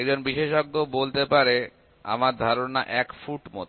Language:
Bangla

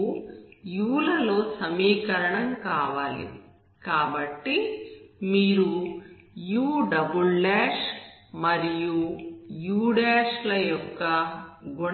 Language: Telugu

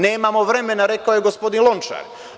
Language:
Serbian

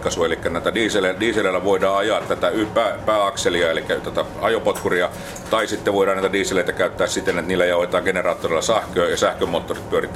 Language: Finnish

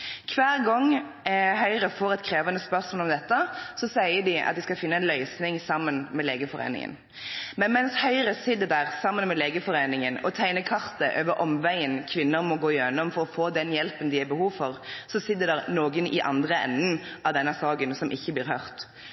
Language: Norwegian Bokmål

